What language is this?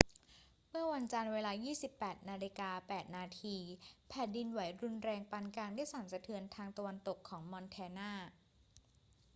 Thai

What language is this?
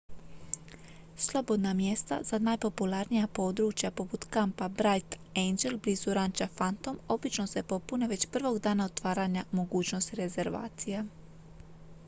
Croatian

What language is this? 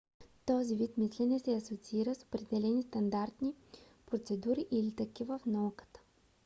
Bulgarian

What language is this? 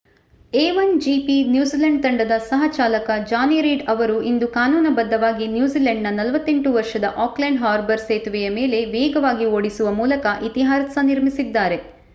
Kannada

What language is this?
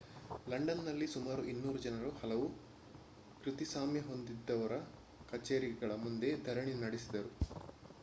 Kannada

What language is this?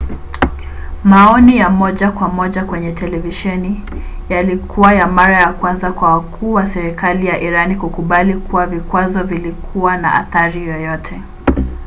Swahili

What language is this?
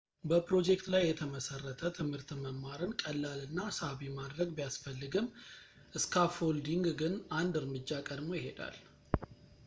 Amharic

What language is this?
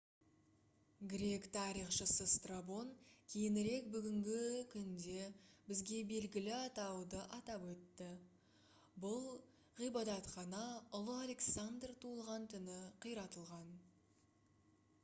Kazakh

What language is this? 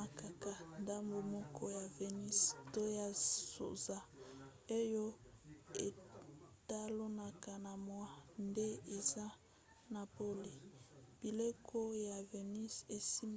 Lingala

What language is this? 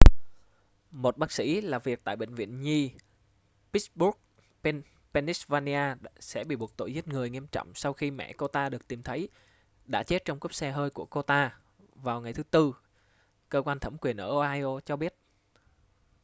Vietnamese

